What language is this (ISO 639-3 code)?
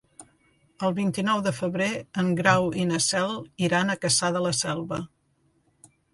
cat